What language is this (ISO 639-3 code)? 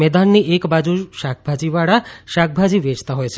guj